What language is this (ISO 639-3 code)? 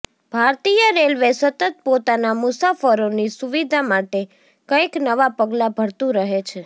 guj